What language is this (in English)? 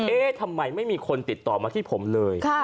Thai